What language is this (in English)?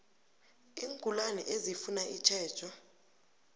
South Ndebele